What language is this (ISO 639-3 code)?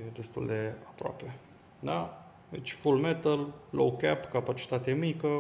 ron